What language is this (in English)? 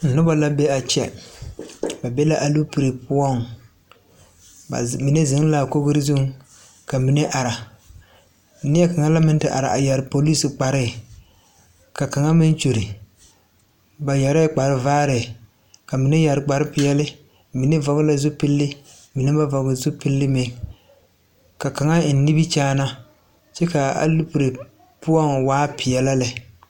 Southern Dagaare